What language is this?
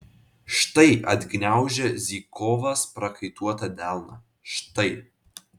Lithuanian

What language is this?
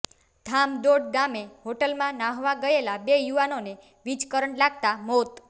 Gujarati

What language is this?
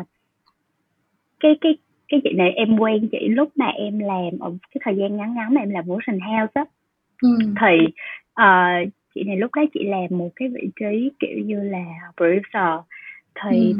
Vietnamese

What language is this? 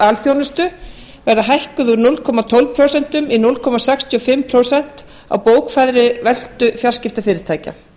Icelandic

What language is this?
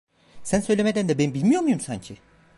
Turkish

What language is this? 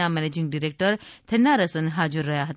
Gujarati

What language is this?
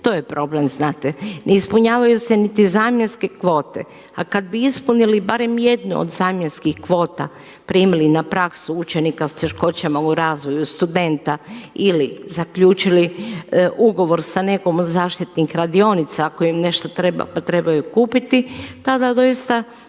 Croatian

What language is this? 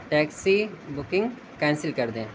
Urdu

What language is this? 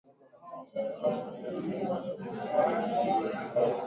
Swahili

